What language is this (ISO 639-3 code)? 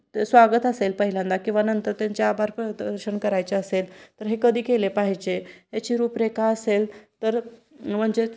mar